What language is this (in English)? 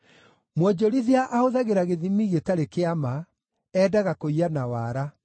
Kikuyu